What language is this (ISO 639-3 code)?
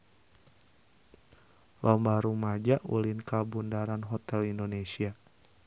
sun